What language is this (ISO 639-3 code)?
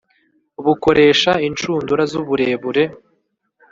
kin